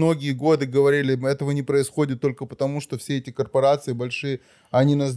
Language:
Russian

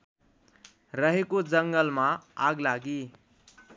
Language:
Nepali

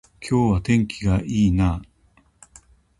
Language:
Japanese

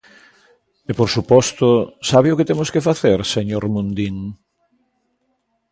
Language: Galician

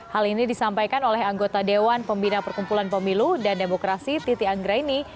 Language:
Indonesian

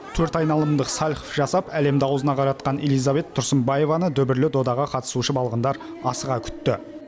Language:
Kazakh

